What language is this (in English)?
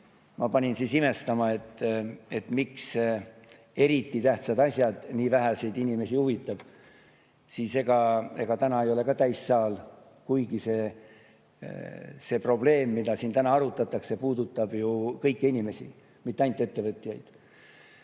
Estonian